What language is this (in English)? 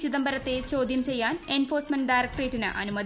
Malayalam